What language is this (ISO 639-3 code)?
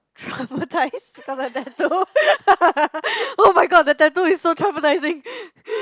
eng